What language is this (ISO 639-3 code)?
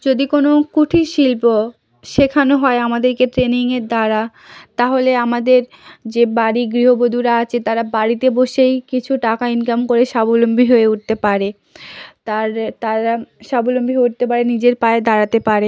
ben